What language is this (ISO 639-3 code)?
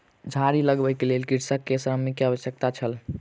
mai